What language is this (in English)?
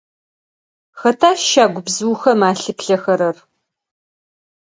Adyghe